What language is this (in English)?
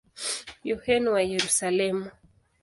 Swahili